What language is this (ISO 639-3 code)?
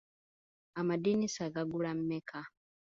lug